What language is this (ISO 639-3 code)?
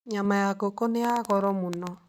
kik